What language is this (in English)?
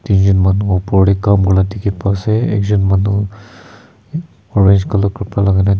Naga Pidgin